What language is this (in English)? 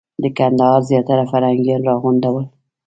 Pashto